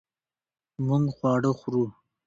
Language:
Pashto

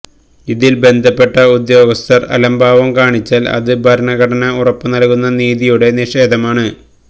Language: Malayalam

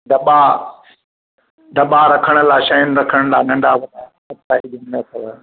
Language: Sindhi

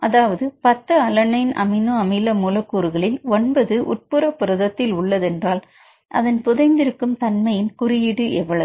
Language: Tamil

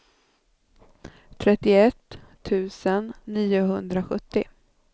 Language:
Swedish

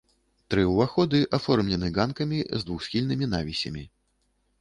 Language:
Belarusian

